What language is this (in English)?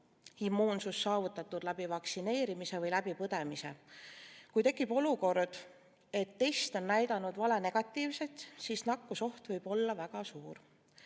Estonian